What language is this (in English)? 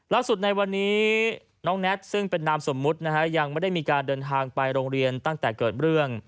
Thai